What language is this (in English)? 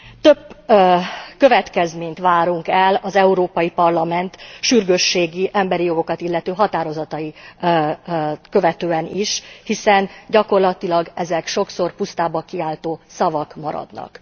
Hungarian